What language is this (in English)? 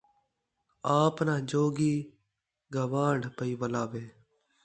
Saraiki